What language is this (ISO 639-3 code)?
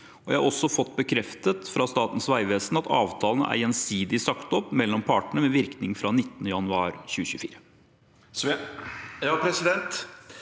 nor